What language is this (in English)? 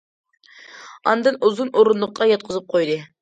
Uyghur